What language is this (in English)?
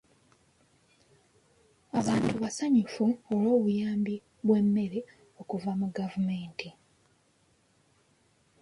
Ganda